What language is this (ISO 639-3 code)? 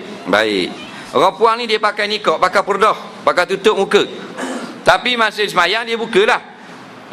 msa